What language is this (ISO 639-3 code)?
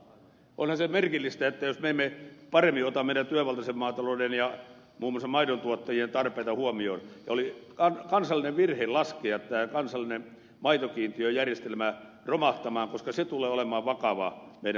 fin